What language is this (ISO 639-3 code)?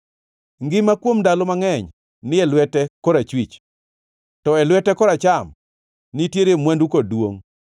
luo